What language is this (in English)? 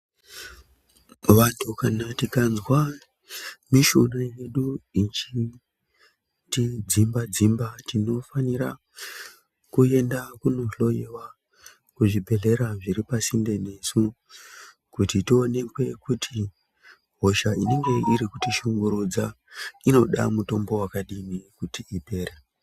Ndau